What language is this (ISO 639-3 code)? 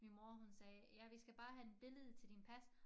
dan